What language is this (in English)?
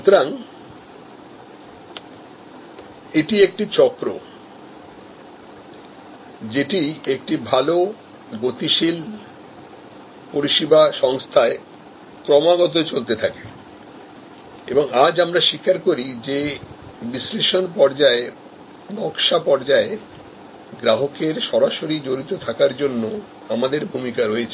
Bangla